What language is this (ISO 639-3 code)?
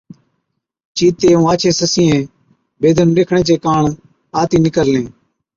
odk